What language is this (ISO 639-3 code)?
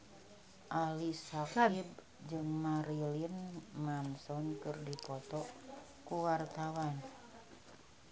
sun